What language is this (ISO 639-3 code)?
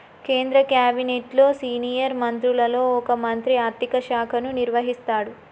tel